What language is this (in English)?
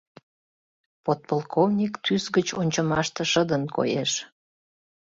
Mari